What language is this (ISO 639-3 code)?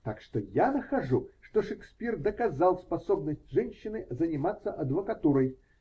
rus